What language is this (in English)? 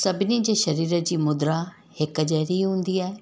Sindhi